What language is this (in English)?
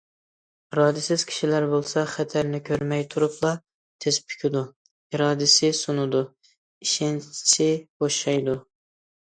Uyghur